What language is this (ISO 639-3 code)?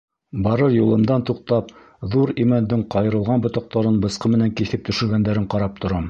bak